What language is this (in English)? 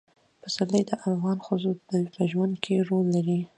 Pashto